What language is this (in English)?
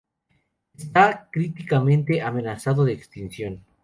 Spanish